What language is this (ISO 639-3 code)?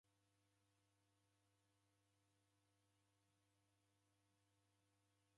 dav